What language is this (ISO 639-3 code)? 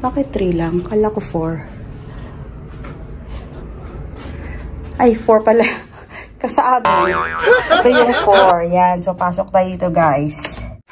fil